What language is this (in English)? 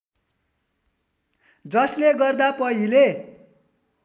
Nepali